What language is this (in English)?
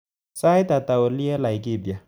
Kalenjin